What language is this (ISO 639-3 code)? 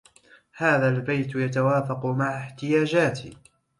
ara